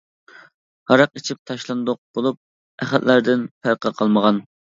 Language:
Uyghur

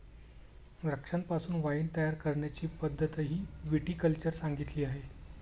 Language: Marathi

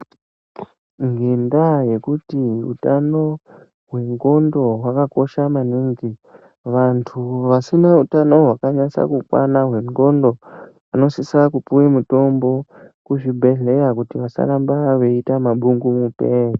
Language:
Ndau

